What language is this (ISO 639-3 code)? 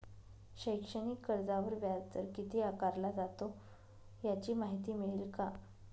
mar